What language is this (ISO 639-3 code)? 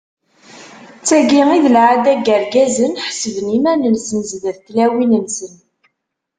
kab